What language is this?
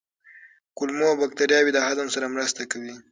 Pashto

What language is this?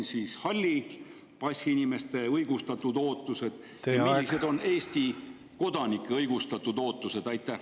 Estonian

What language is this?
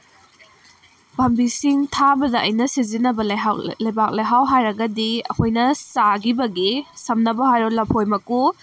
Manipuri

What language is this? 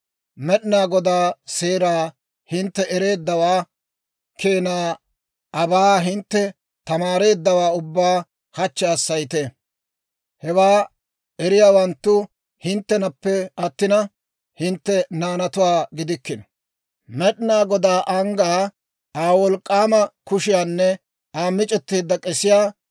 Dawro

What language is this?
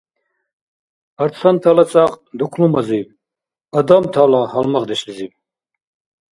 Dargwa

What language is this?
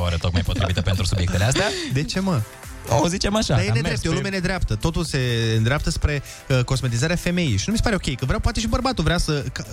Romanian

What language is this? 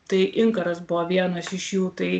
Lithuanian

